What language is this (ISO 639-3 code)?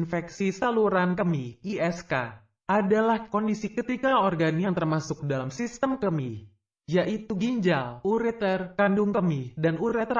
ind